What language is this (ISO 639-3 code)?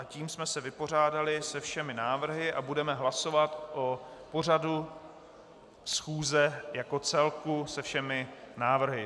ces